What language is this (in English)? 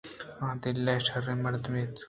Eastern Balochi